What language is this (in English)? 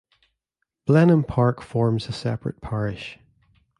English